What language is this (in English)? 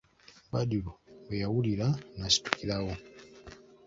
Ganda